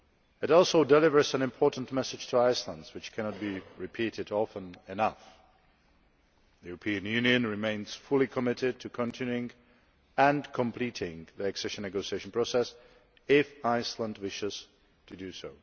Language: English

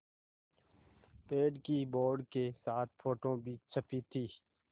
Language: Hindi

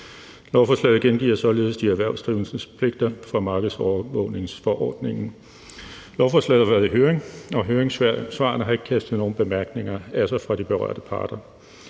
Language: Danish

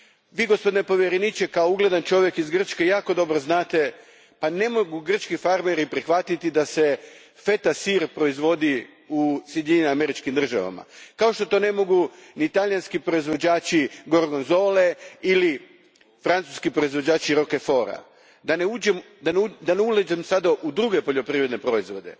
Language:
Croatian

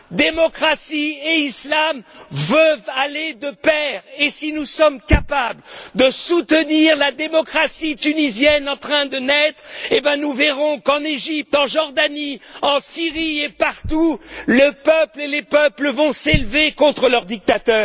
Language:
French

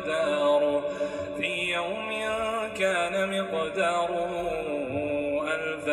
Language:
Persian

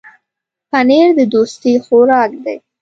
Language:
Pashto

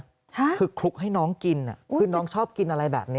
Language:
Thai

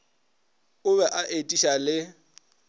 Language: Northern Sotho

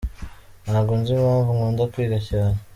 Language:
Kinyarwanda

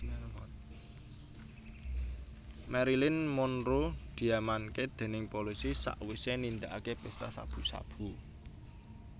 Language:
Javanese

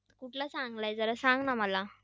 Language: Marathi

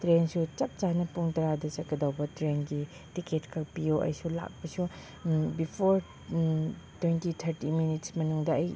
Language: Manipuri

